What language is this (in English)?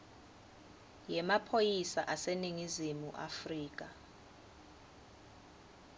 Swati